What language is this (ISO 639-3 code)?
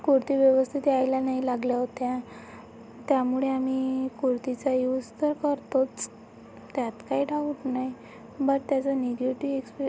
mar